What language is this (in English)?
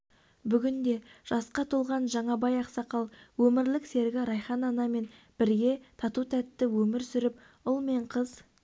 Kazakh